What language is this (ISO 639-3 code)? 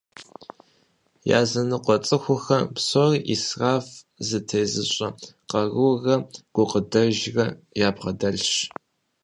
kbd